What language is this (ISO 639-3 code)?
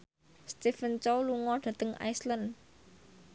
jav